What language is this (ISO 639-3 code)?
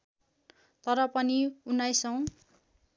nep